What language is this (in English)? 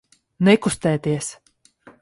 Latvian